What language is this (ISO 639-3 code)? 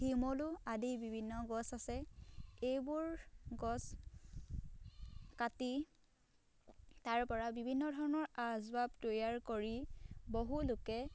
asm